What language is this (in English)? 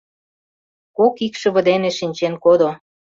Mari